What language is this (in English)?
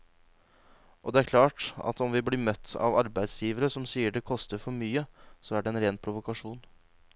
Norwegian